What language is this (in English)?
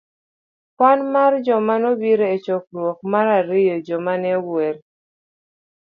Luo (Kenya and Tanzania)